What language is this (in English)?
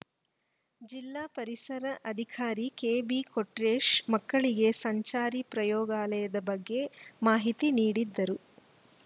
Kannada